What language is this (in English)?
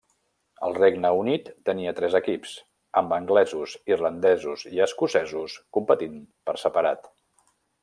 Catalan